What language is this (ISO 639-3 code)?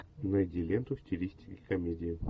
rus